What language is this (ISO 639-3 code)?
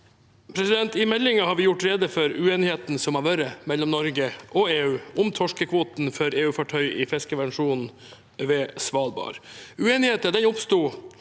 nor